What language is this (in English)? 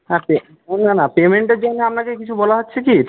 Bangla